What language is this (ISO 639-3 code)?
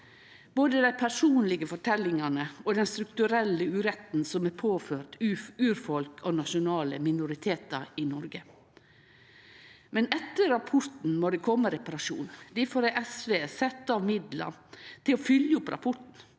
nor